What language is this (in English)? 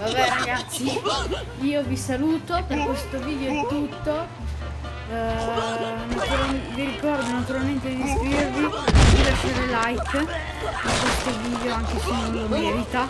Italian